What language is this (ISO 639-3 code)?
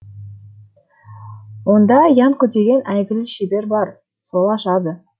kaz